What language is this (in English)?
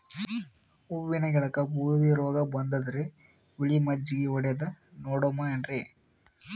Kannada